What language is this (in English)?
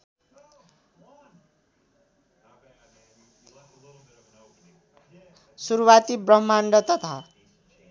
Nepali